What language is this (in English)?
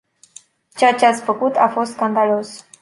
Romanian